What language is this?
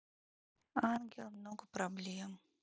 Russian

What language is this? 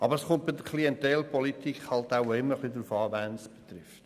Swiss German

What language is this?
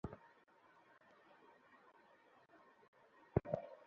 Bangla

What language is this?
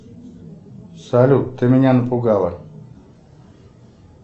Russian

